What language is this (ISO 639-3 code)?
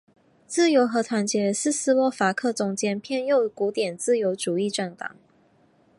zho